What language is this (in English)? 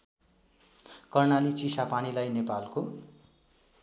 Nepali